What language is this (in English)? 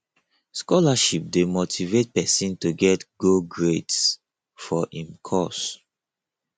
Nigerian Pidgin